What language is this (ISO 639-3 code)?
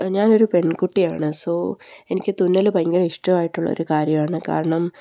mal